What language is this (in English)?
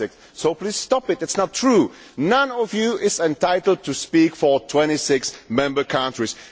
English